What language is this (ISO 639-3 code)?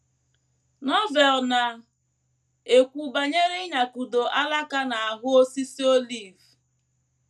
ibo